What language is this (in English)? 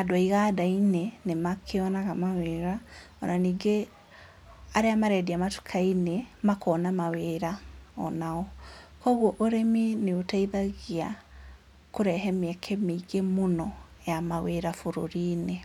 Kikuyu